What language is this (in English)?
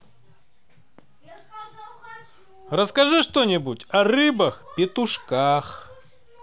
Russian